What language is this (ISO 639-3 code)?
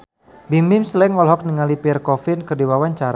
sun